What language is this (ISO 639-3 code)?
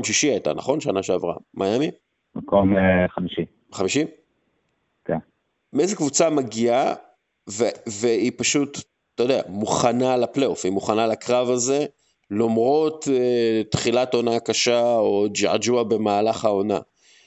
heb